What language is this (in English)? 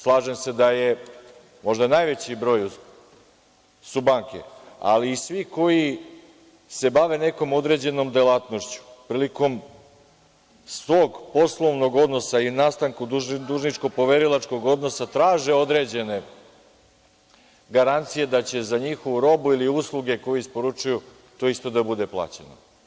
Serbian